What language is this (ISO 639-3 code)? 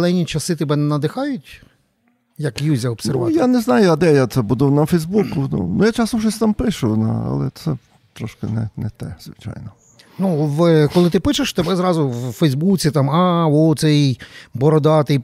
ukr